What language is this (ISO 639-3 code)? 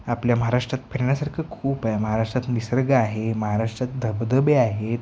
mar